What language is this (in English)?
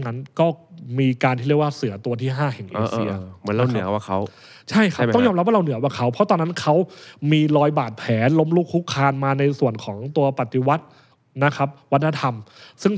Thai